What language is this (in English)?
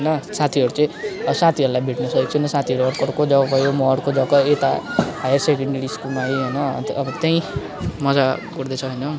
Nepali